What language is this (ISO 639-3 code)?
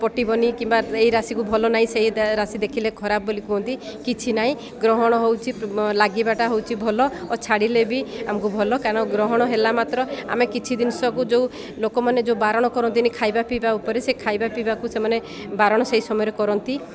ori